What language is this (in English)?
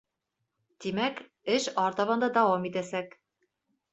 Bashkir